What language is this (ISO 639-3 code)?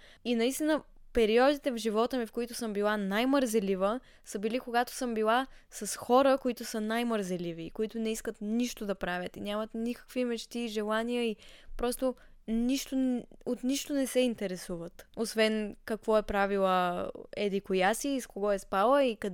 bul